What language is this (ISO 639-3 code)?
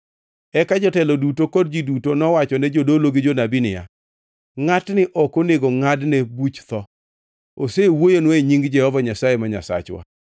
luo